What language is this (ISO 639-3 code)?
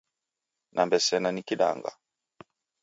dav